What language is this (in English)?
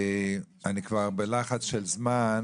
Hebrew